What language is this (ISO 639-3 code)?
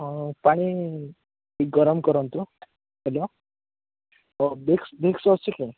ori